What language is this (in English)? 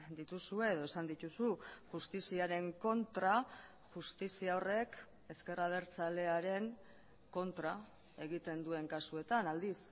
Basque